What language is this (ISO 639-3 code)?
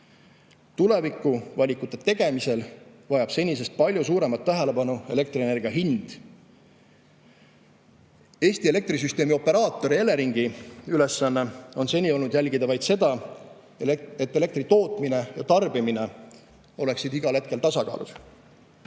est